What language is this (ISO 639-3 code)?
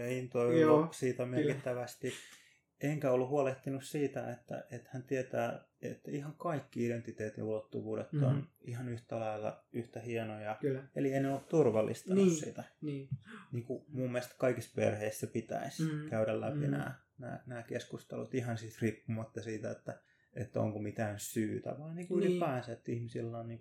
fin